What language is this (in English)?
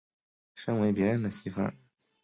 Chinese